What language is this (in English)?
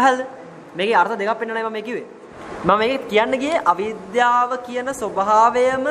Hindi